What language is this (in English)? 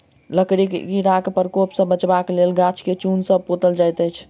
Maithili